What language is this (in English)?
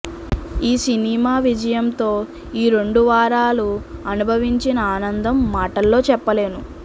Telugu